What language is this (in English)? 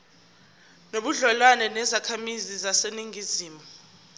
Zulu